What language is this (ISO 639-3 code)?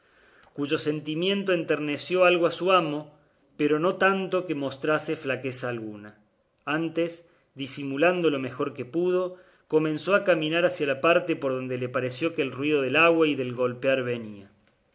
spa